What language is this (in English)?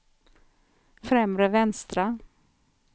Swedish